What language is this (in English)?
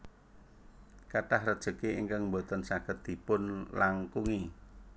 Javanese